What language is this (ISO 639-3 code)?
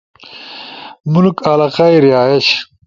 ush